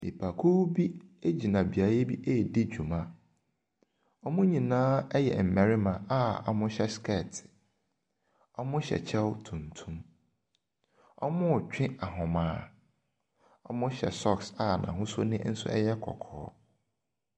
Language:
Akan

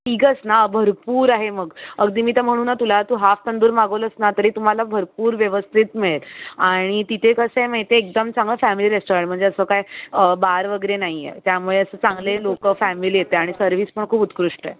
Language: Marathi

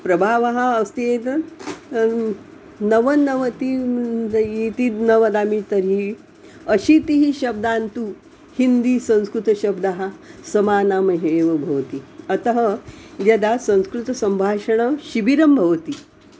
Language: Sanskrit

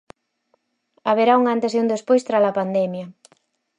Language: Galician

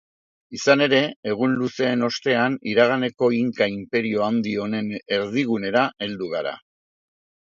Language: Basque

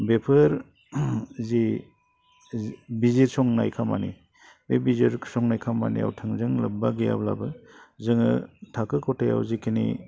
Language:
Bodo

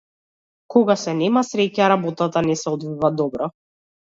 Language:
Macedonian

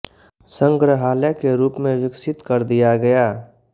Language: Hindi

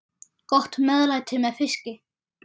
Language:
Icelandic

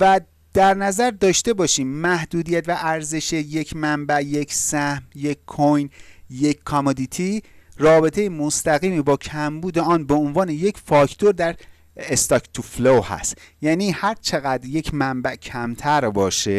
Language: Persian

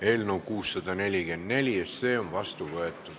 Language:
Estonian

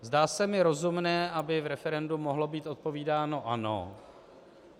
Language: Czech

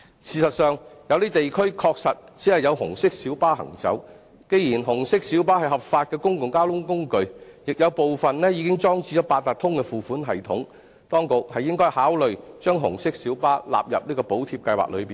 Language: Cantonese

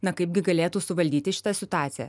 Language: Lithuanian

